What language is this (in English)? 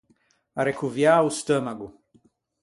Ligurian